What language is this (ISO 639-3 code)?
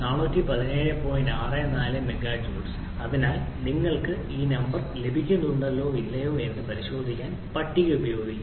mal